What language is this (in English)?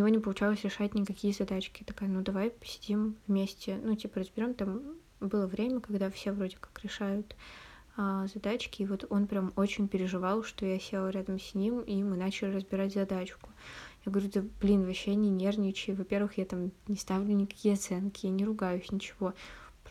Russian